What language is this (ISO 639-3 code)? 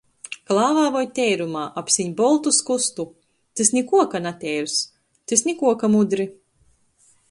ltg